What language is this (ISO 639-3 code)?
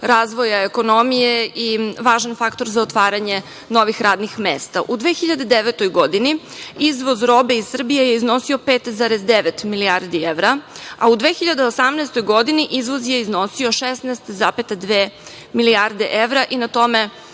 srp